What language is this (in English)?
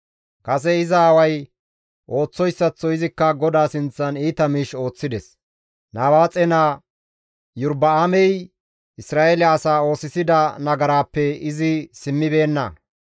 Gamo